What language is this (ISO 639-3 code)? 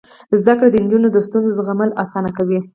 pus